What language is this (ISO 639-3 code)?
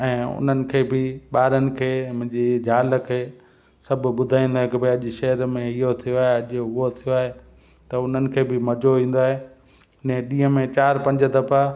snd